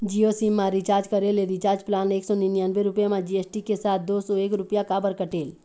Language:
Chhattisgarhi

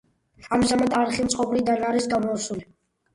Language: Georgian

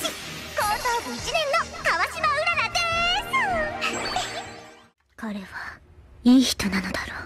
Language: Japanese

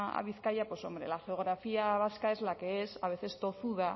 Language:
Spanish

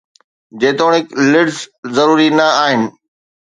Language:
Sindhi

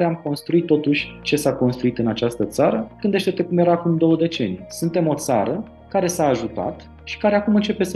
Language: Romanian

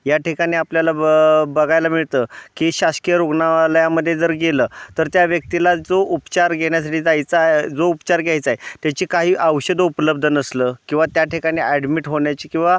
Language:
Marathi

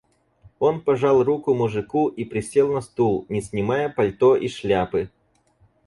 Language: Russian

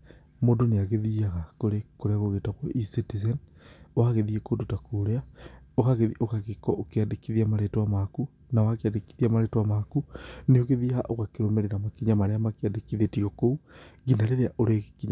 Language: Kikuyu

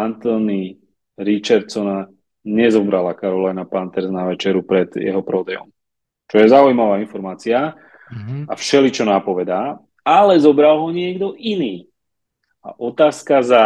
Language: Slovak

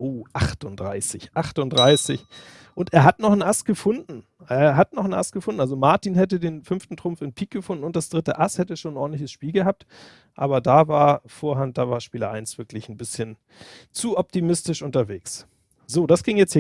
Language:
German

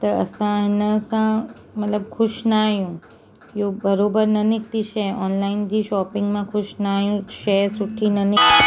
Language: Sindhi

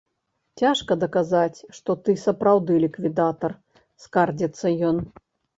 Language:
Belarusian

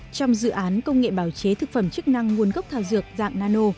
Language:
Vietnamese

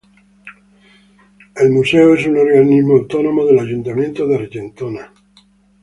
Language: Spanish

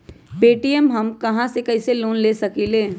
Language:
Magahi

